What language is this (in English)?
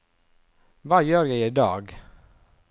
Norwegian